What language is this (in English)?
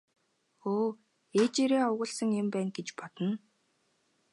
Mongolian